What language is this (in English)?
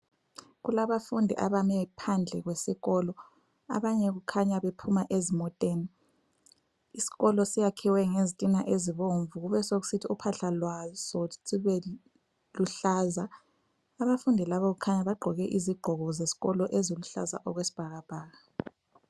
North Ndebele